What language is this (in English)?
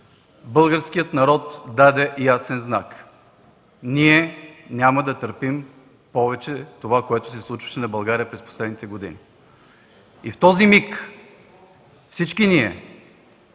Bulgarian